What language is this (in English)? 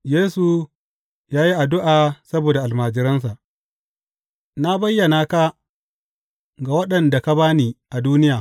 Hausa